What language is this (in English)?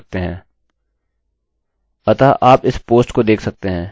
Hindi